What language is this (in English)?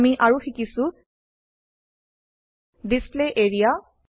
Assamese